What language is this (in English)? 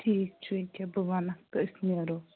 Kashmiri